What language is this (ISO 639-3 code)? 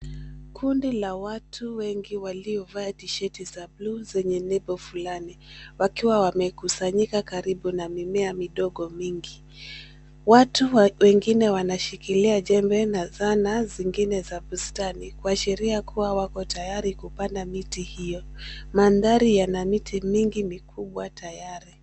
swa